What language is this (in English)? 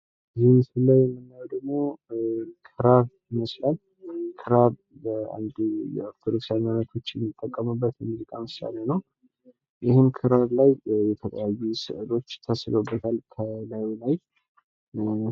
Amharic